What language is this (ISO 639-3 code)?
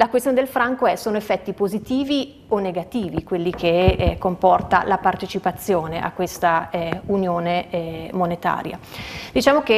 ita